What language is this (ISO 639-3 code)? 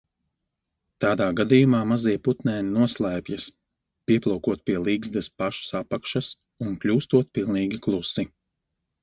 lav